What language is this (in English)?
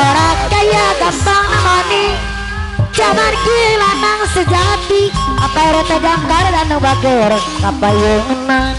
Indonesian